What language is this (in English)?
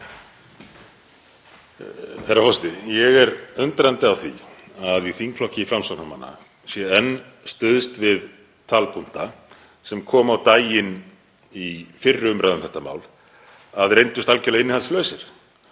Icelandic